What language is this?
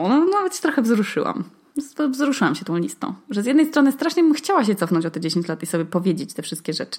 Polish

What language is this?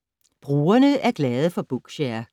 Danish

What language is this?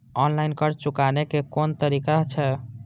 Maithili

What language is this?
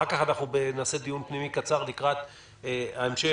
Hebrew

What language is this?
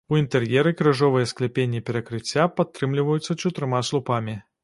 Belarusian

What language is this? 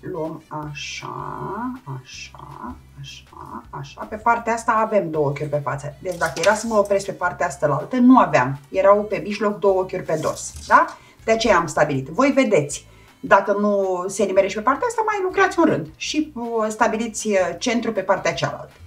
Romanian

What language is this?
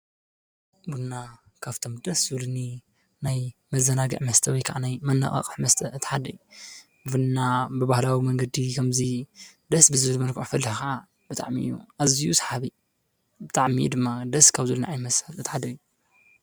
Tigrinya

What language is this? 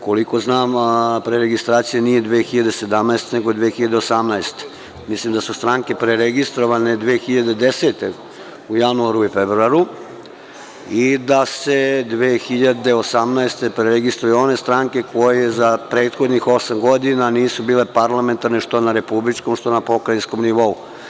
Serbian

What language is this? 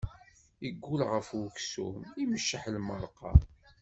Kabyle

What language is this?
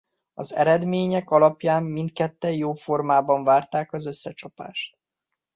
Hungarian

